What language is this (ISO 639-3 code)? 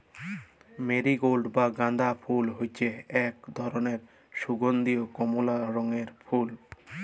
ben